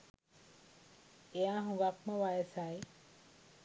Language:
Sinhala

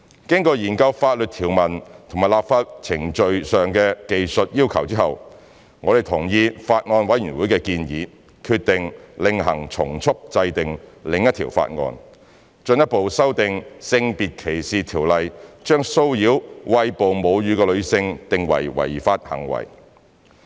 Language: Cantonese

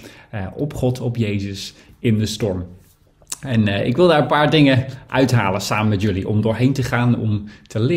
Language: Dutch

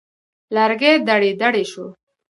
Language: Pashto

